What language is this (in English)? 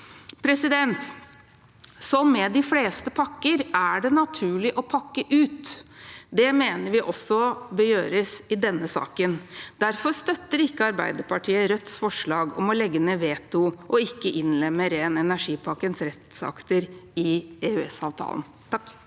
Norwegian